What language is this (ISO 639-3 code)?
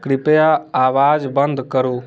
mai